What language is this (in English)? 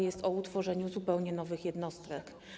Polish